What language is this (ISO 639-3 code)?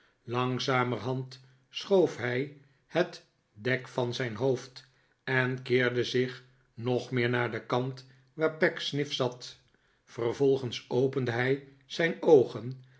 nld